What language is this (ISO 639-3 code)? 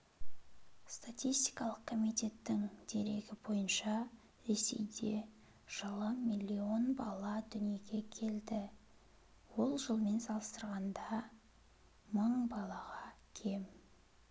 kaz